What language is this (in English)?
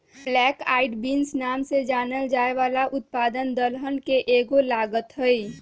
Magahi